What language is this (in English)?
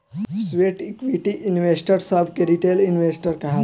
Bhojpuri